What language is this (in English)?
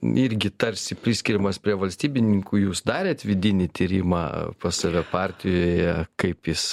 Lithuanian